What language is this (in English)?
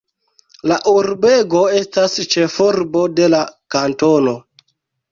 Esperanto